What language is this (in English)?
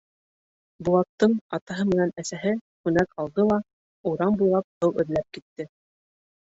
Bashkir